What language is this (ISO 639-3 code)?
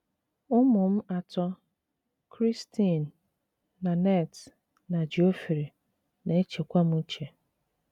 ibo